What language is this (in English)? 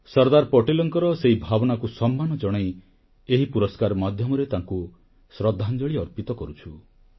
Odia